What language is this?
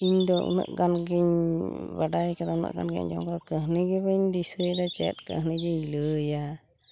Santali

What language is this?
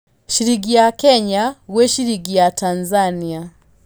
Kikuyu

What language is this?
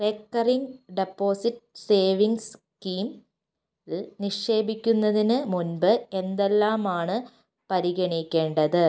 Malayalam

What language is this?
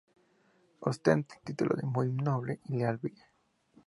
Spanish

